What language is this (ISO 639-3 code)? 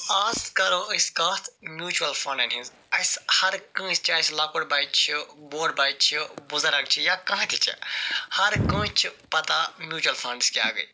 kas